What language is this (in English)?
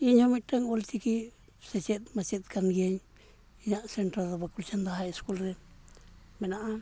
Santali